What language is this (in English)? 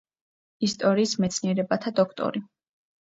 Georgian